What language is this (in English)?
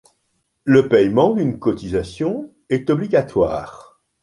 French